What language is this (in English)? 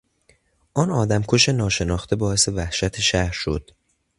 Persian